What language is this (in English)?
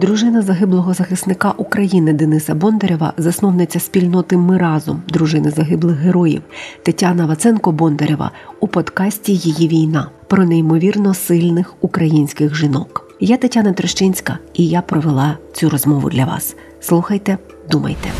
Ukrainian